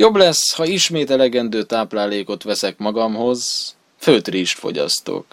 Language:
Hungarian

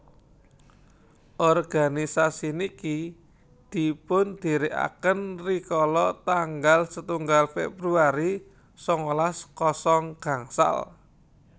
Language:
Javanese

